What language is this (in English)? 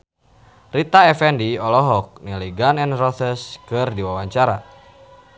Sundanese